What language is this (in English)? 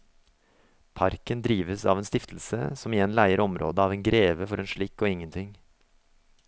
Norwegian